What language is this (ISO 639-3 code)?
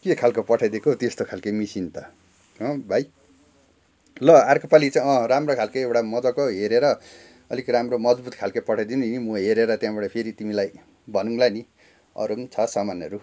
nep